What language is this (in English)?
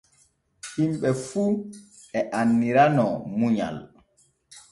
Borgu Fulfulde